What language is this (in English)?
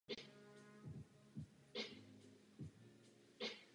Czech